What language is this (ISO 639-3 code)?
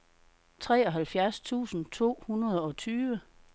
dan